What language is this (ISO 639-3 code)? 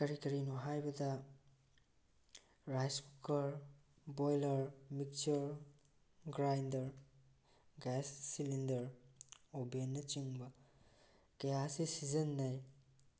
mni